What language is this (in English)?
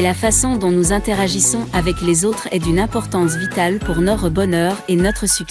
French